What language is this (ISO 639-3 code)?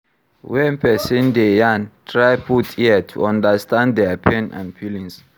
pcm